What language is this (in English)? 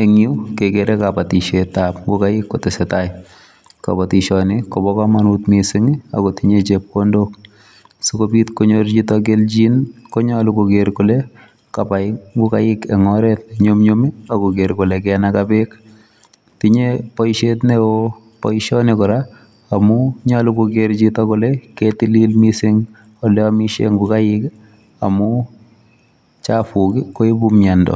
Kalenjin